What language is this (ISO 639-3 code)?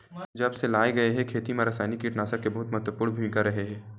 hne